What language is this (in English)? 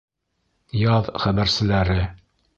Bashkir